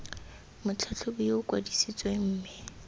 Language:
Tswana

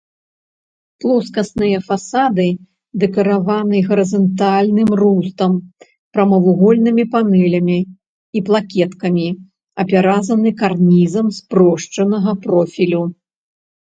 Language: Belarusian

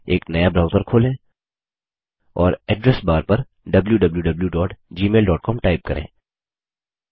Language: Hindi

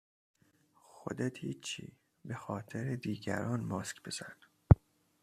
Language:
Persian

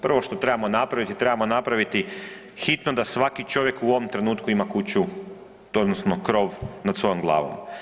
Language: Croatian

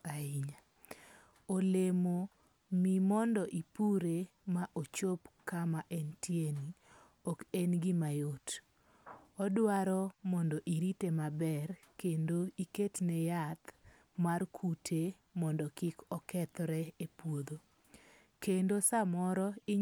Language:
Luo (Kenya and Tanzania)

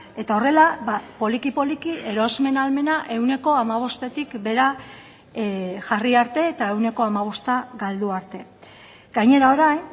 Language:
Basque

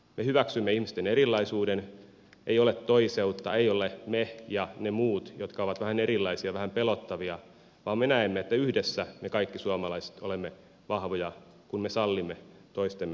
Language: Finnish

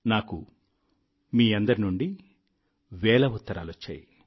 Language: Telugu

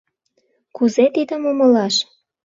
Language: Mari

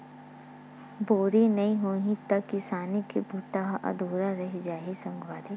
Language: Chhattisgarhi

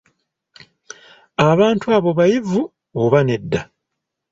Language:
Ganda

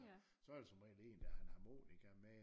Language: Danish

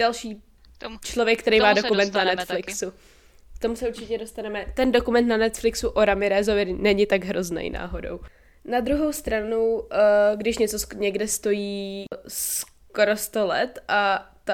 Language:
Czech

